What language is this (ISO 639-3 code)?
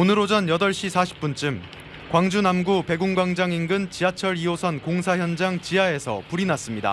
kor